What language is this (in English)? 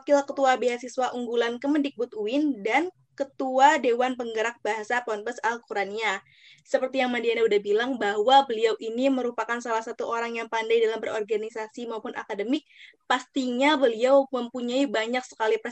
Indonesian